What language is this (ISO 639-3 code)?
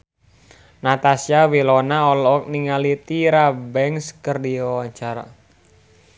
sun